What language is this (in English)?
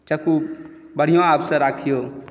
Maithili